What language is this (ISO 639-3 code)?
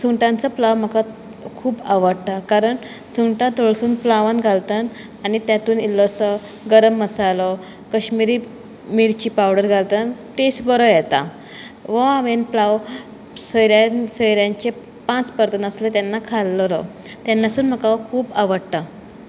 kok